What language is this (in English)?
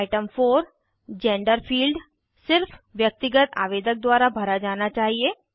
Hindi